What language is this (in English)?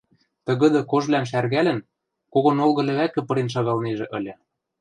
Western Mari